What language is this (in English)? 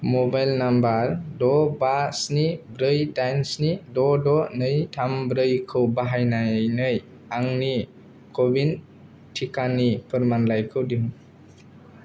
Bodo